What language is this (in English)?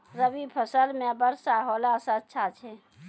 Maithili